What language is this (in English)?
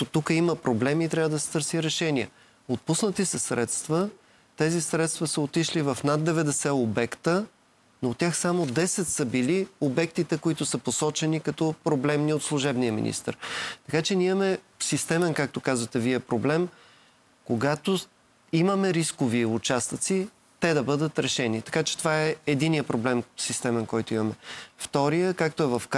Bulgarian